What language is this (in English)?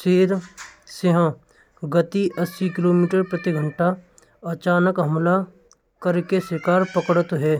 Braj